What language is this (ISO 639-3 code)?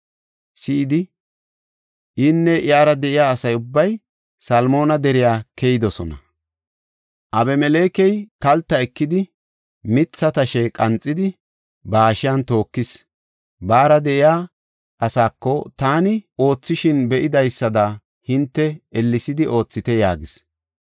gof